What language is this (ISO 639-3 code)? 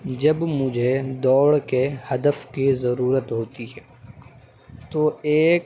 urd